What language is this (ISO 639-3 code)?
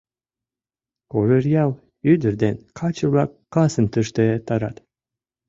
chm